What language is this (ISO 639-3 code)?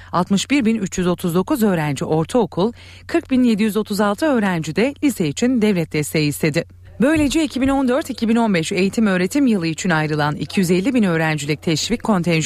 tur